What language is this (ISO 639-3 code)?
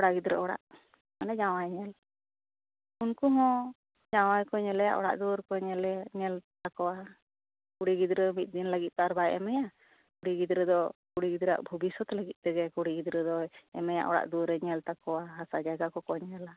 sat